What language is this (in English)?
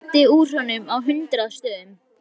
Icelandic